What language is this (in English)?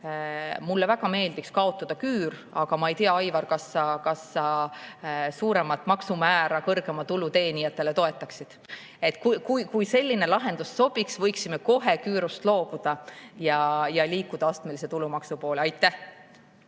Estonian